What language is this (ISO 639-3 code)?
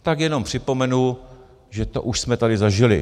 ces